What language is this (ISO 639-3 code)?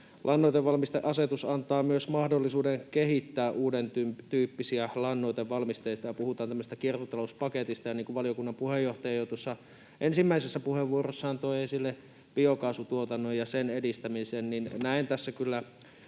fin